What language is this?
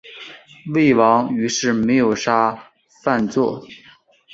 Chinese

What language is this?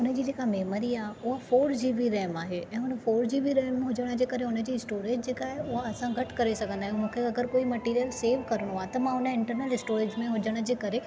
Sindhi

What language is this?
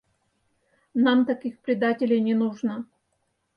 Mari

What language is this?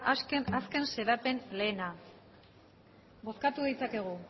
Basque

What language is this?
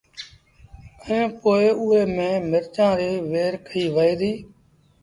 Sindhi Bhil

